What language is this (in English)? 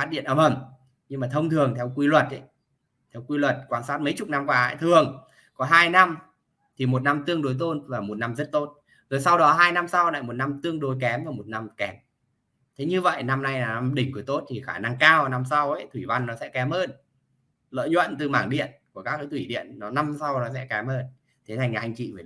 Vietnamese